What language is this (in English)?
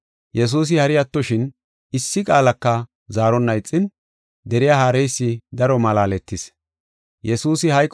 Gofa